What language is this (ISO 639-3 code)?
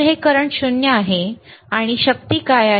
mar